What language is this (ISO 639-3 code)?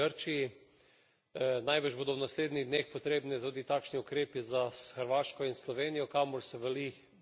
slv